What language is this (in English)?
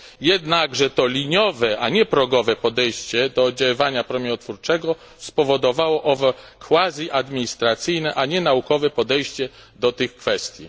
Polish